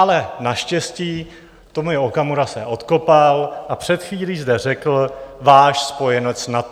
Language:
Czech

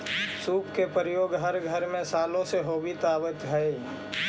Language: Magahi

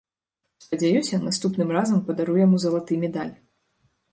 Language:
Belarusian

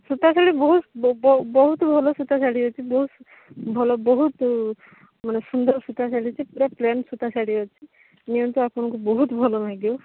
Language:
Odia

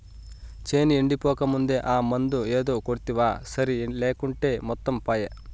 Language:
Telugu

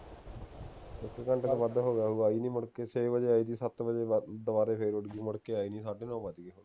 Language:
Punjabi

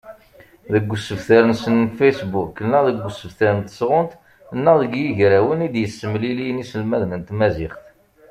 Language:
Kabyle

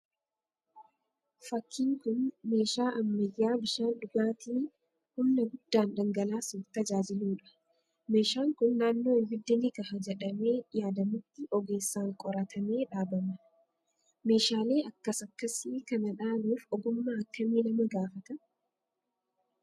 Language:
Oromo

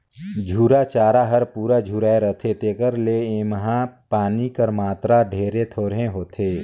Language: Chhattisgarhi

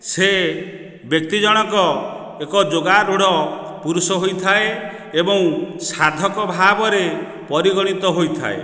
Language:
Odia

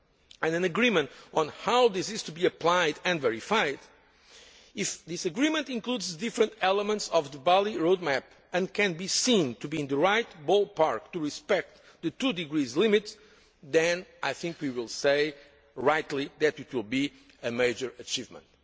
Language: English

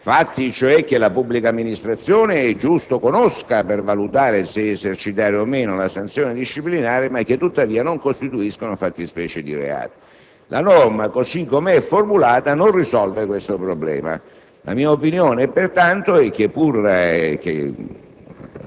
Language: Italian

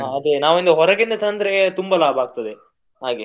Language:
Kannada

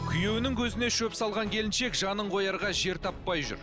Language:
Kazakh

